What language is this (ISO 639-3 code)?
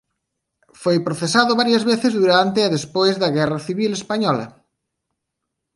glg